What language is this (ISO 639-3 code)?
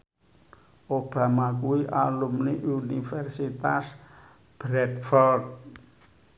jav